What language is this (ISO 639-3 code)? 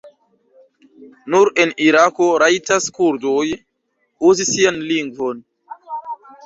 epo